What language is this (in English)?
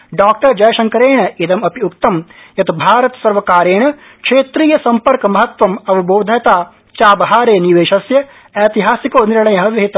Sanskrit